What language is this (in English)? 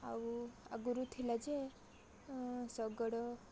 Odia